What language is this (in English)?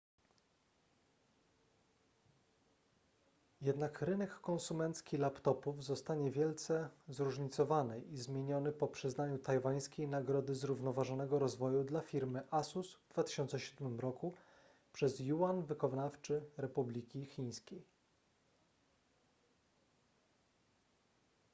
Polish